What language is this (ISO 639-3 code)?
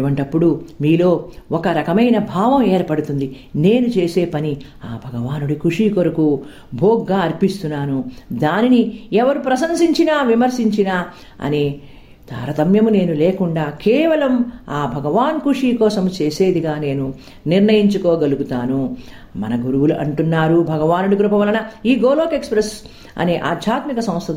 tel